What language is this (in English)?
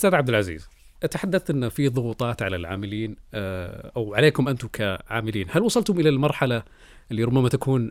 Arabic